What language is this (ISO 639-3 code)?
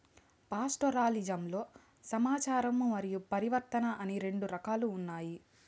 tel